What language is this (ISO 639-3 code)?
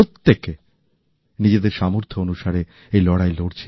ben